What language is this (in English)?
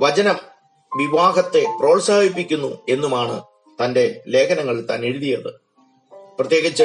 Malayalam